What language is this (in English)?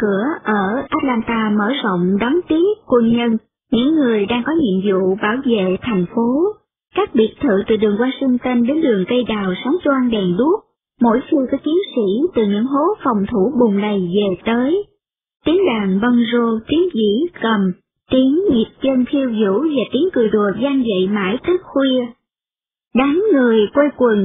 Vietnamese